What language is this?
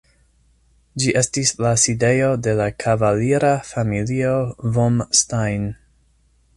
Esperanto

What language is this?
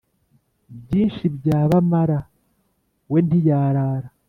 Kinyarwanda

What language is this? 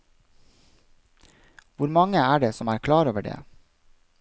Norwegian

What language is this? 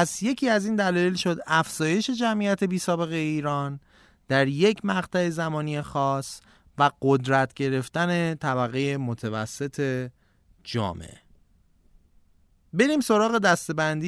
Persian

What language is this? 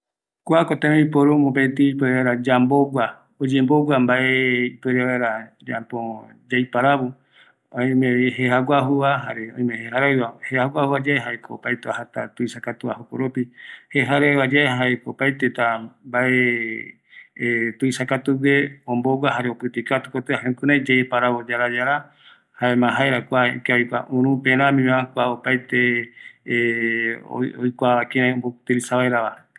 Eastern Bolivian Guaraní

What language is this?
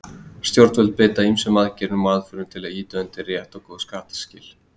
Icelandic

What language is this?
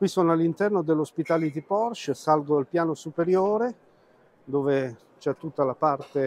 Italian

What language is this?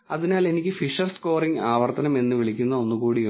Malayalam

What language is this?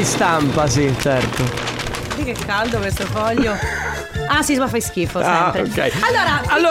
Italian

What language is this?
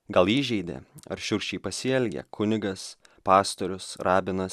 Lithuanian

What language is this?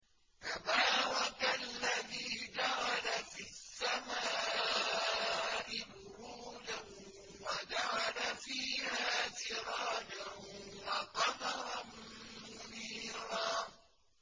Arabic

